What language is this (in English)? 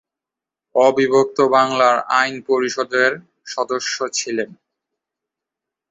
Bangla